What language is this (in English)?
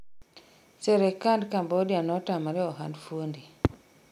Luo (Kenya and Tanzania)